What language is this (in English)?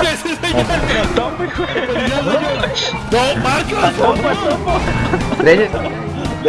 Spanish